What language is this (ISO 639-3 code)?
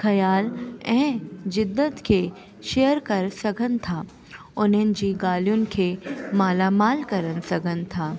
snd